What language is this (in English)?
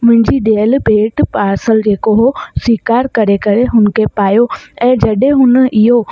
Sindhi